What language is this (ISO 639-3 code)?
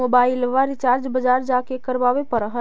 mag